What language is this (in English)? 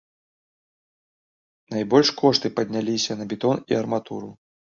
Belarusian